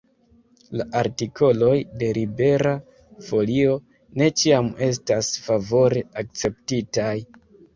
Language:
Esperanto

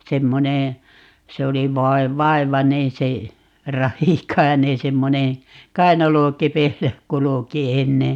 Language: Finnish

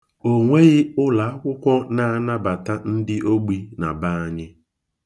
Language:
Igbo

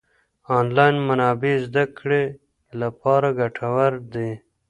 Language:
Pashto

